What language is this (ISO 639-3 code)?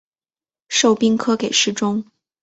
zho